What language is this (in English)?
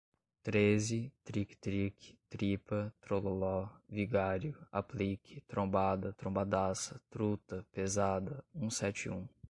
Portuguese